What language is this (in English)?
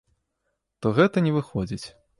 Belarusian